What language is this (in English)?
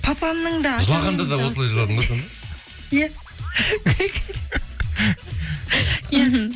Kazakh